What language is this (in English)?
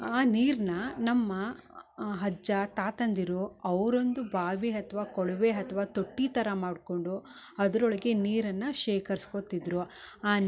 Kannada